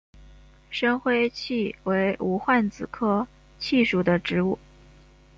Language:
Chinese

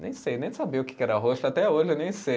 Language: Portuguese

